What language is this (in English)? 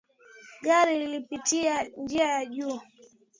Swahili